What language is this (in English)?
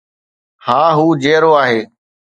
Sindhi